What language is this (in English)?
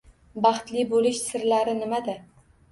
Uzbek